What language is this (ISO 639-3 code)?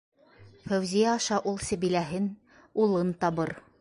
bak